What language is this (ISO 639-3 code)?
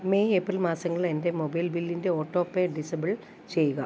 mal